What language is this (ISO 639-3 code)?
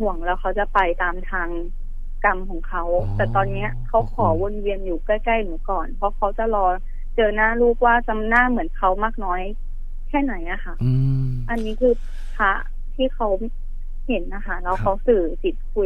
tha